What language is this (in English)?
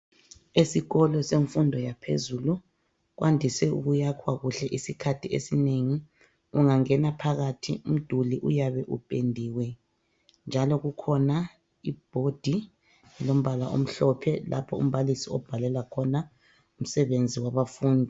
North Ndebele